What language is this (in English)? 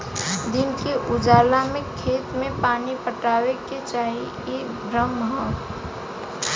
Bhojpuri